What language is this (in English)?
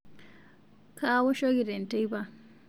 Masai